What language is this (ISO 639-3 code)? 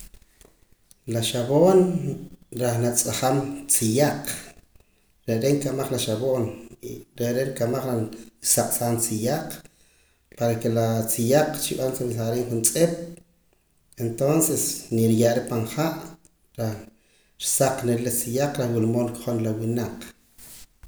poc